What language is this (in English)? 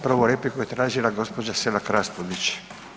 Croatian